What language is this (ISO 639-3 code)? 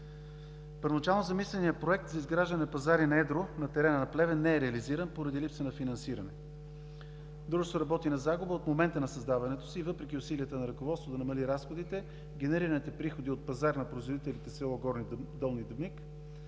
bul